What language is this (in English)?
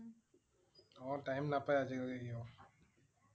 Assamese